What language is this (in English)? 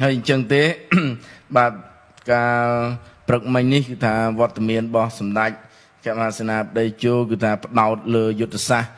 Thai